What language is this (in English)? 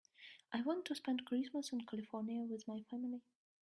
English